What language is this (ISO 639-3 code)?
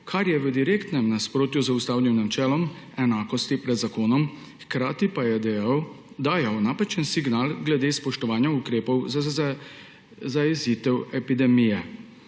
slv